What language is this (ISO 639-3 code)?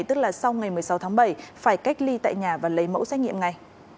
vie